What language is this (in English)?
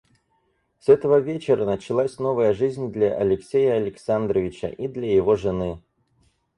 Russian